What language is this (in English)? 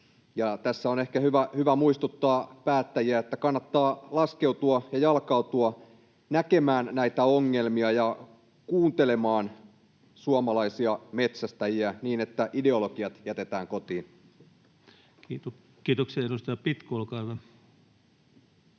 Finnish